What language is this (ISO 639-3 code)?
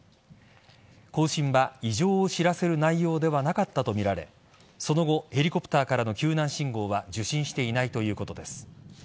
jpn